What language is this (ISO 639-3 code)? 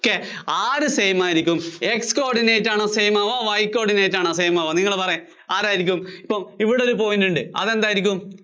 mal